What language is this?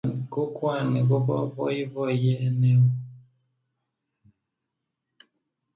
Kalenjin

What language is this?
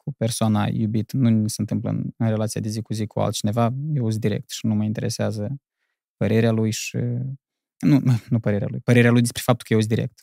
Romanian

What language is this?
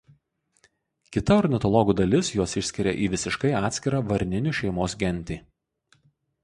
Lithuanian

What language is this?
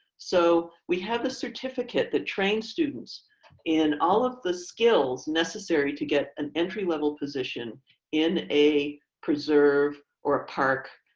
English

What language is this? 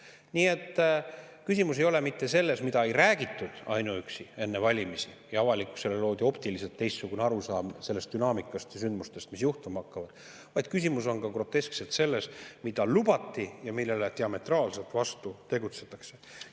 Estonian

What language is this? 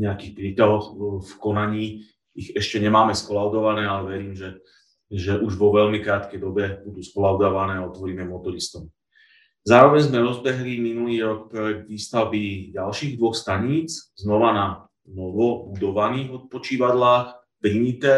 Slovak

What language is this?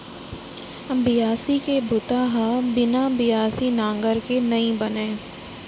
Chhattisgarhi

